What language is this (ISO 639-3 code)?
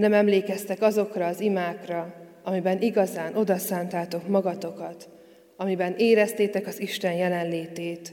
hun